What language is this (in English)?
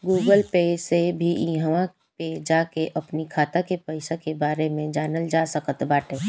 Bhojpuri